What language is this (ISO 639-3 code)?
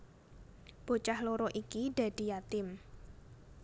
jav